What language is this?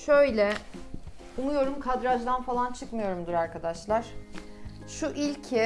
Turkish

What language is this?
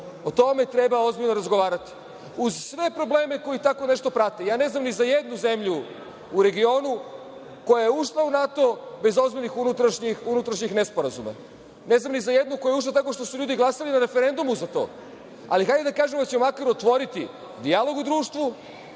Serbian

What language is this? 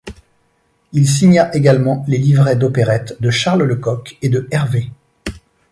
French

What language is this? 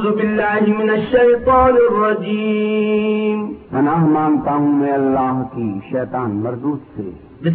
Urdu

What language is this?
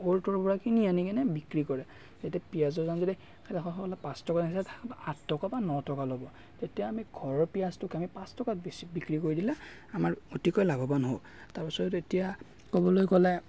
Assamese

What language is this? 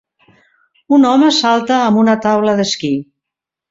Catalan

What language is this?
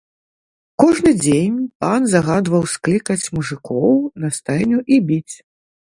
Belarusian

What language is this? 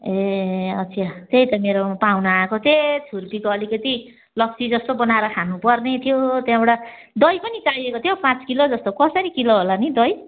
Nepali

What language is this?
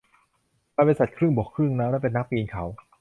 Thai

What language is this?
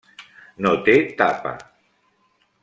Catalan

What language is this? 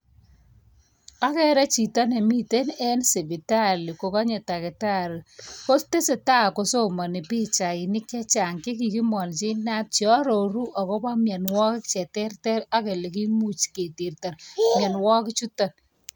Kalenjin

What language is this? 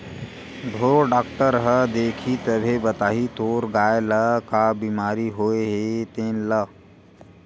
Chhattisgarhi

